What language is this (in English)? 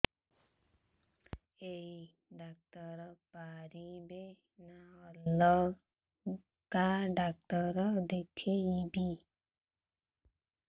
Odia